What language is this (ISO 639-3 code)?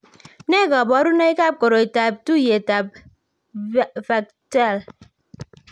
kln